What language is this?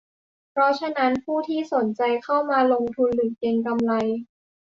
Thai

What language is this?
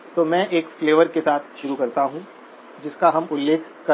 Hindi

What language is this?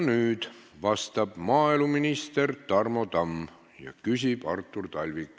Estonian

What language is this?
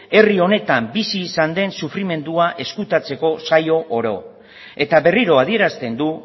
Basque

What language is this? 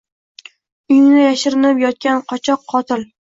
Uzbek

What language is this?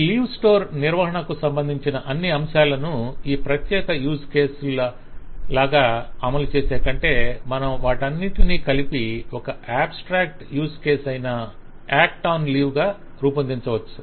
Telugu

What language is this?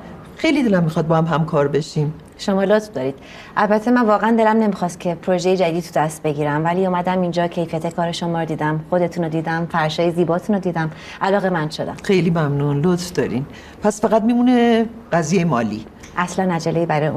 Persian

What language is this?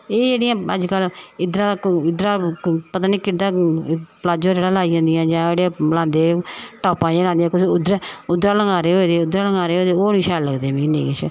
Dogri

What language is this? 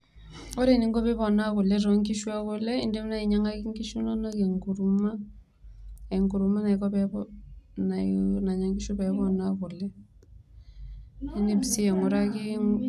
Masai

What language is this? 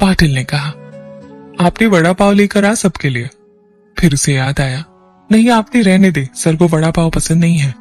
Hindi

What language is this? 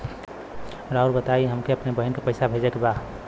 Bhojpuri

